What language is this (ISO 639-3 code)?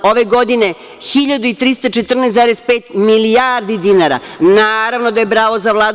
srp